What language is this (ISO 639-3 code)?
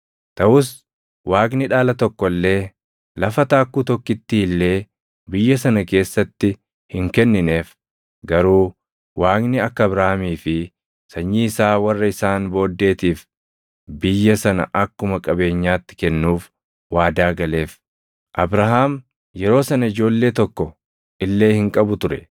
orm